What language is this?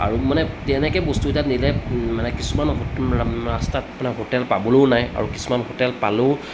Assamese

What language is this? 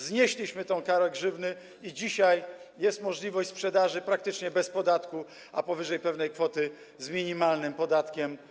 Polish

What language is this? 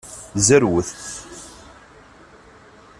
Kabyle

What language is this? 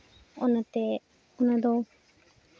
Santali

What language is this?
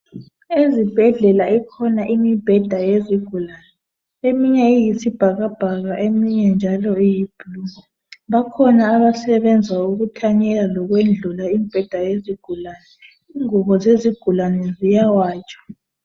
North Ndebele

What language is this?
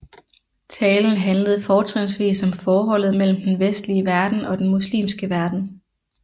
Danish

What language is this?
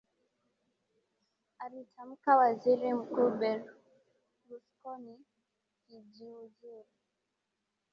Swahili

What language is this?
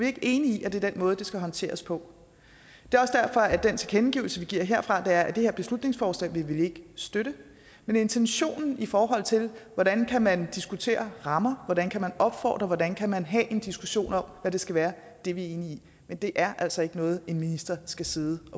Danish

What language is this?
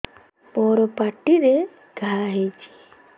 Odia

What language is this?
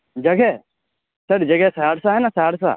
Urdu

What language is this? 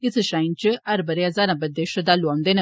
Dogri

